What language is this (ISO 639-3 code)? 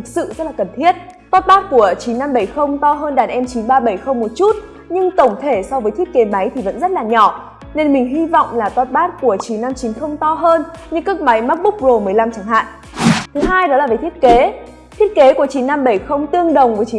vie